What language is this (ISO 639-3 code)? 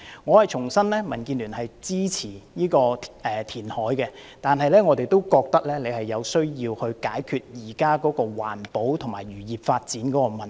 yue